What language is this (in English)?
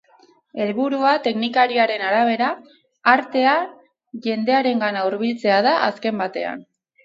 Basque